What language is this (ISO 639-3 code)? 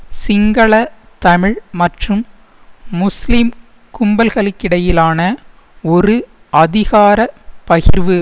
tam